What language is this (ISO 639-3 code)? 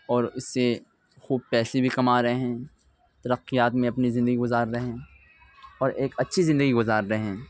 urd